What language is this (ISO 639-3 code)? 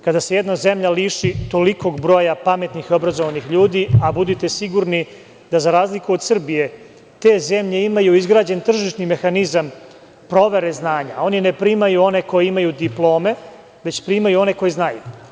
srp